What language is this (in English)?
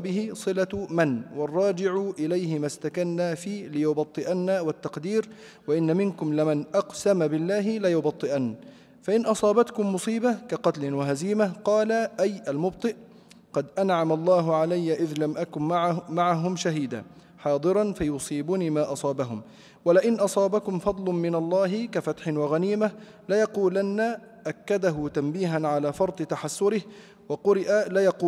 Arabic